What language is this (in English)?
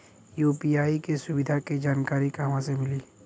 Bhojpuri